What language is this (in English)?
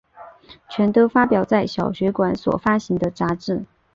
Chinese